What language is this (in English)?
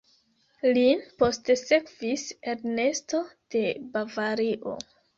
Esperanto